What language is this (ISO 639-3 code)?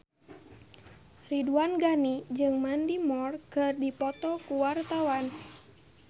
sun